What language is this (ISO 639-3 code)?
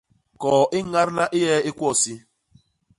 bas